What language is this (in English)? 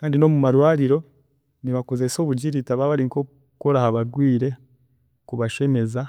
Chiga